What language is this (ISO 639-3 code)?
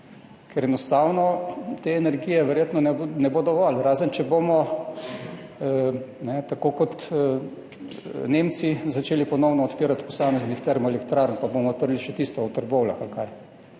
slv